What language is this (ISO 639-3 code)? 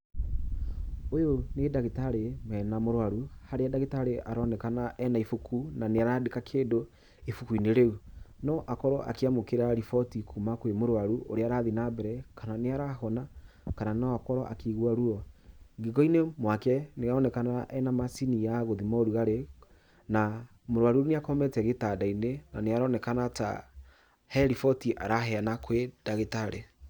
kik